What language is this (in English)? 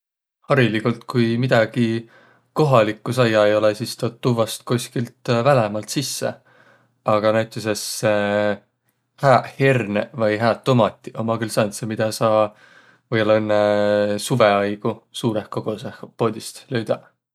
Võro